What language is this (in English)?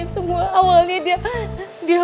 Indonesian